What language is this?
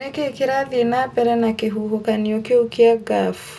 Kikuyu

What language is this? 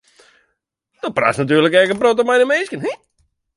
Western Frisian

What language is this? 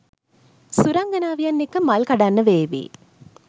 Sinhala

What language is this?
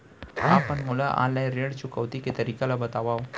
Chhattisgarhi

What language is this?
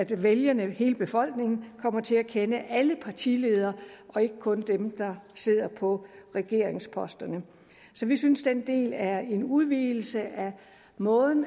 Danish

